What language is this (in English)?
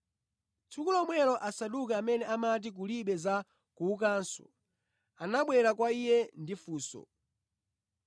Nyanja